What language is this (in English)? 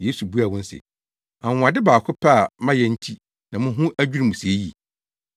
Akan